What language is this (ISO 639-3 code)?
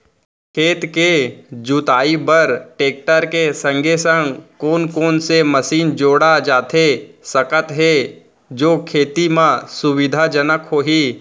hne